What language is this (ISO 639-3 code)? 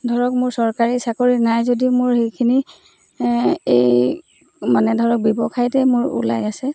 asm